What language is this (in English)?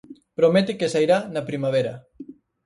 Galician